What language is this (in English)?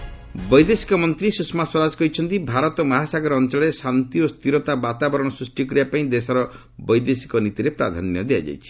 Odia